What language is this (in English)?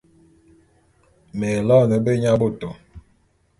Bulu